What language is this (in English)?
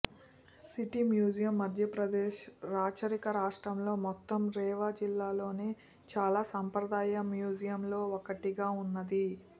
Telugu